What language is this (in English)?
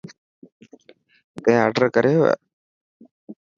Dhatki